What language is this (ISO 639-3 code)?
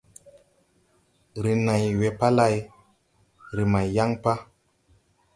tui